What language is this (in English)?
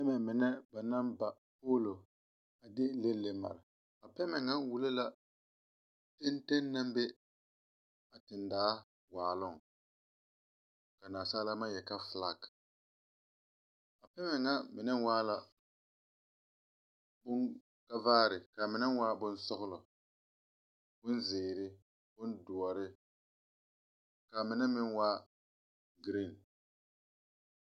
Southern Dagaare